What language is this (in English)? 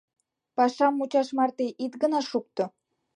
Mari